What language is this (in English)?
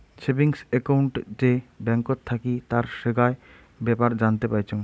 Bangla